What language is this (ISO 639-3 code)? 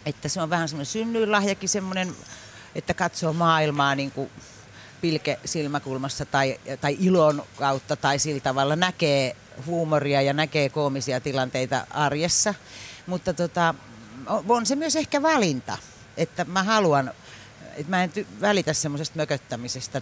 fin